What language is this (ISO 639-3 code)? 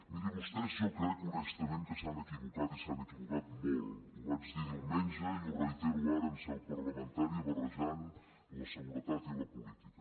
cat